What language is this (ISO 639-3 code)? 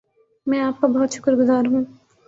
urd